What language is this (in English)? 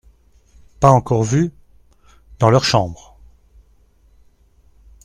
French